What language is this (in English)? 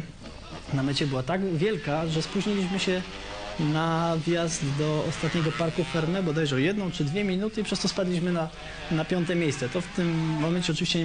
Polish